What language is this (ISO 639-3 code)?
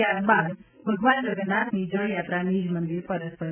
guj